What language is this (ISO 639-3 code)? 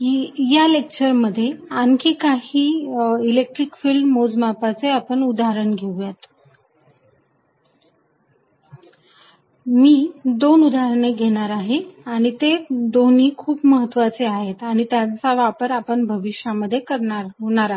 mar